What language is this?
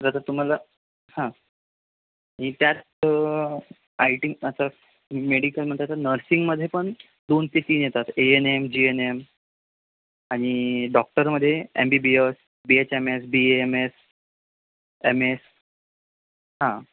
Marathi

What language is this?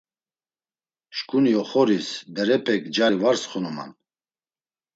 Laz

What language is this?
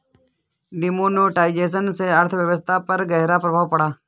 Hindi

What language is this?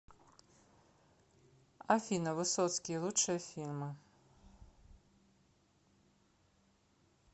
Russian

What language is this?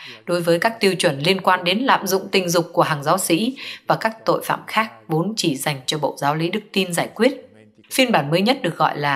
Vietnamese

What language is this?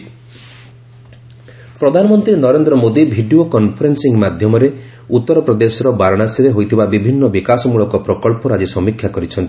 Odia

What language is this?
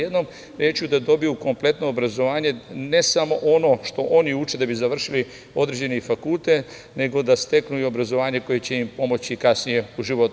Serbian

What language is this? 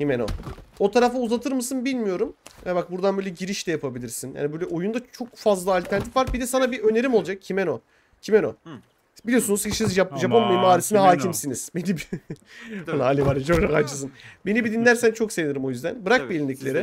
Turkish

